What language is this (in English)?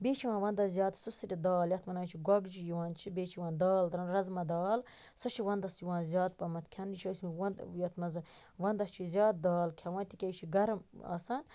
Kashmiri